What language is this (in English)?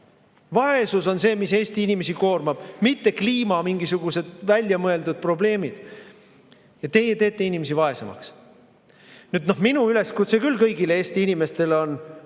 Estonian